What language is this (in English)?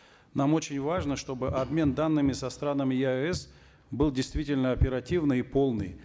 Kazakh